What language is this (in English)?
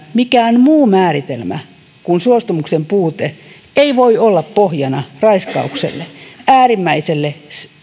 Finnish